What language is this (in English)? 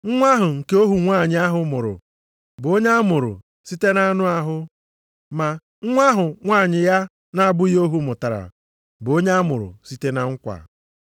Igbo